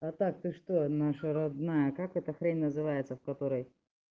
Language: Russian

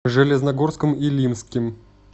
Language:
Russian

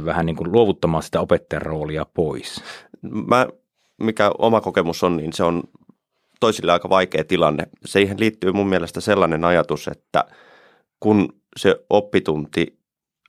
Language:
Finnish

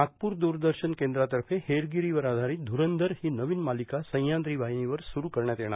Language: Marathi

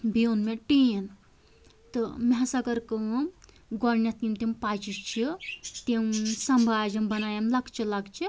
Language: Kashmiri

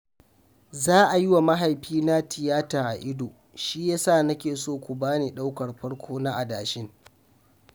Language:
Hausa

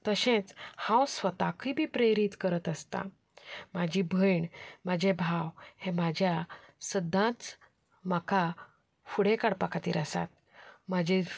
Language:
Konkani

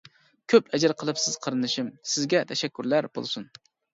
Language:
Uyghur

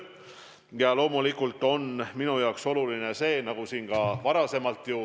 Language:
Estonian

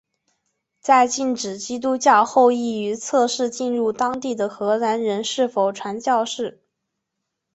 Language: Chinese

